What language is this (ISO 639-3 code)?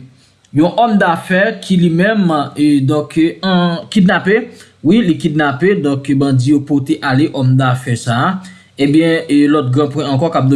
fra